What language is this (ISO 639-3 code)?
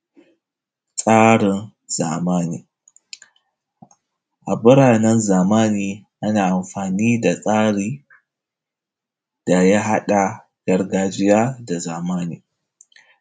hau